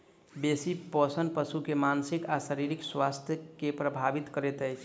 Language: Maithili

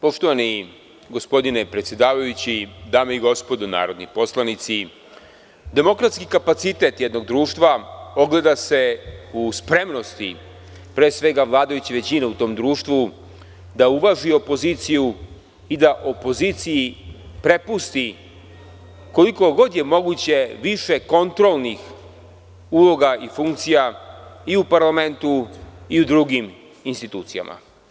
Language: Serbian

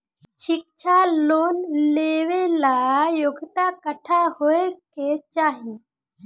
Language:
Bhojpuri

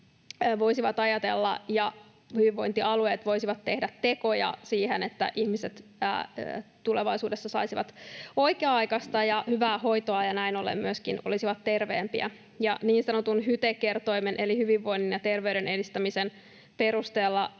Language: Finnish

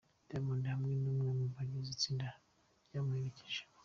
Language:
Kinyarwanda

